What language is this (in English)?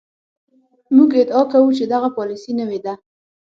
Pashto